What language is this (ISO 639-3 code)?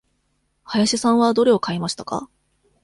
jpn